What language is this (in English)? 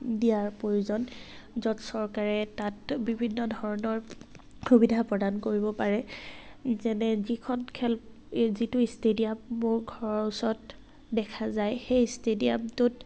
Assamese